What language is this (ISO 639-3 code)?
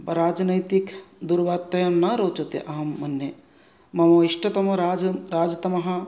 san